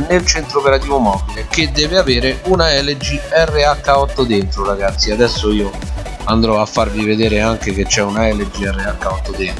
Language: Italian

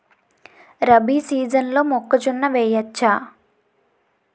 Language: Telugu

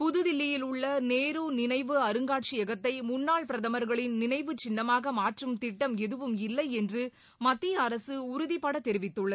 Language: Tamil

